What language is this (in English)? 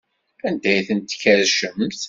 Kabyle